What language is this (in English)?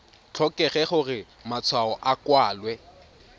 Tswana